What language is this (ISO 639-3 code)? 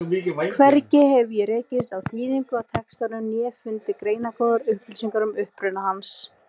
isl